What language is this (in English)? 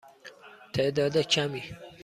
Persian